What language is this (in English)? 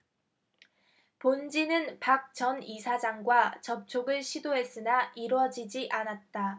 Korean